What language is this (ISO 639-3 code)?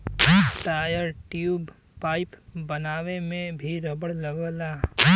bho